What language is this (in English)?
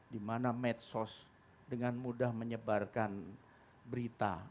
Indonesian